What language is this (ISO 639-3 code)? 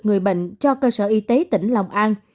vie